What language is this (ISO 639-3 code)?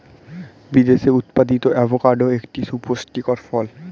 ben